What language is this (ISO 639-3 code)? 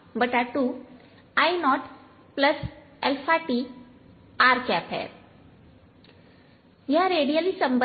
hin